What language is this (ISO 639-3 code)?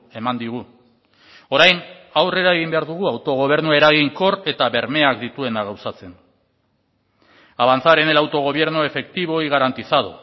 eus